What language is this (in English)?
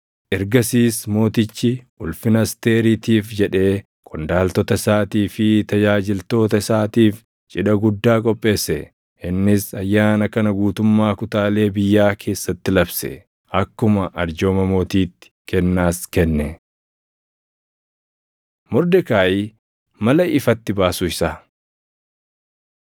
Oromo